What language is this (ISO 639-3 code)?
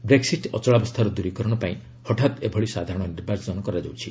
ori